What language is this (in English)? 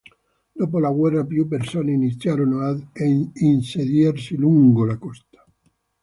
Italian